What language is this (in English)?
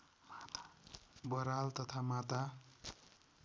Nepali